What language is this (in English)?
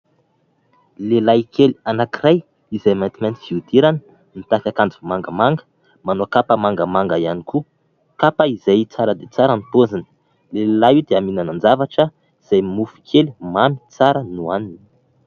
Malagasy